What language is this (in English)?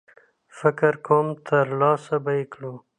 Pashto